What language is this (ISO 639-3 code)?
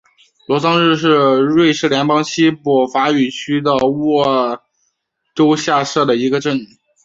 zho